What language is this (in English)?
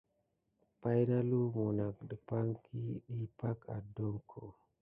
Gidar